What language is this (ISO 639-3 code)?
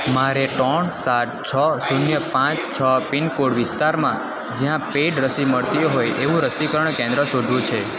guj